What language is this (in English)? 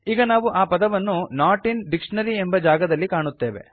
Kannada